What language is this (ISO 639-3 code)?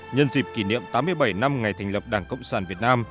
vie